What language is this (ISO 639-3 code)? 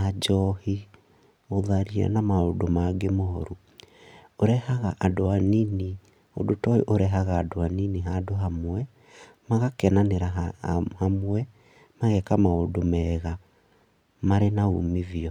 kik